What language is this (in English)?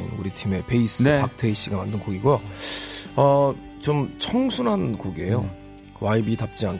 Korean